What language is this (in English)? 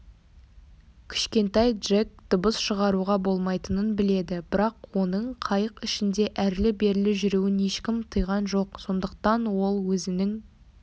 Kazakh